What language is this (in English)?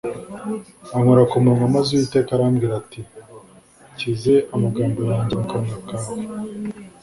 Kinyarwanda